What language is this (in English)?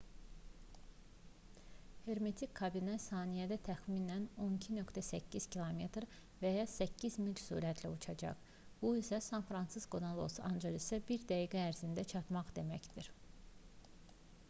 Azerbaijani